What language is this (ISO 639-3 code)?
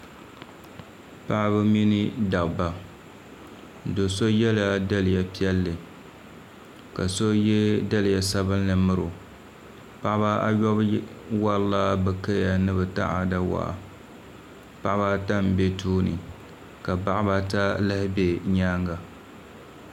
dag